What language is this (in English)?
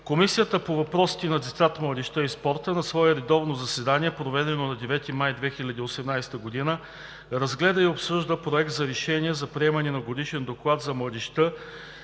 Bulgarian